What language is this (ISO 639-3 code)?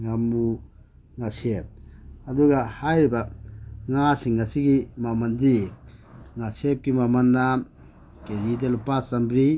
mni